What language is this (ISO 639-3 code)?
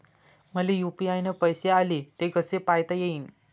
mar